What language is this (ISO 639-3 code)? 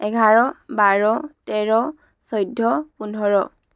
asm